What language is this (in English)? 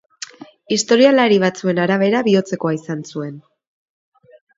Basque